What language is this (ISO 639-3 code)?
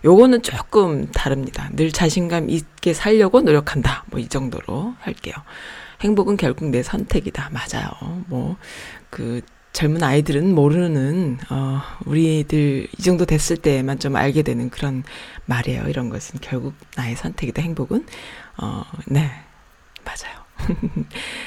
kor